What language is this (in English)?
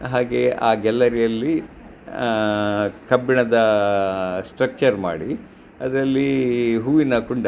Kannada